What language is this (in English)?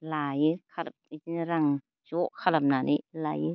Bodo